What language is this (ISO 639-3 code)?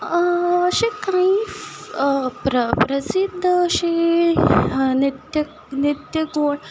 kok